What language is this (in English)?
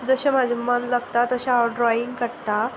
Konkani